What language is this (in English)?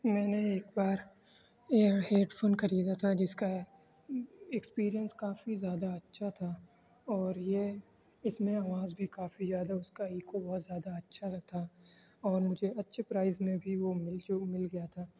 Urdu